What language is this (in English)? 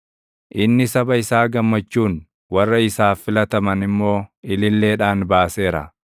Oromo